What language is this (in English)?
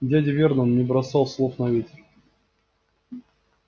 Russian